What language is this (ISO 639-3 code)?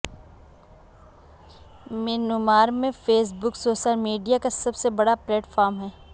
urd